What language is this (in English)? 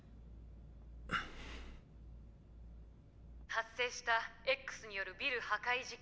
Japanese